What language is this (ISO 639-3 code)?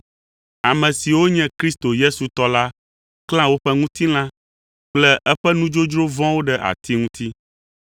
ewe